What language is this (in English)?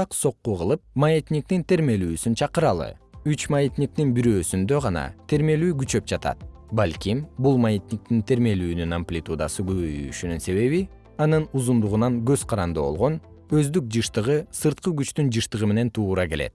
Kyrgyz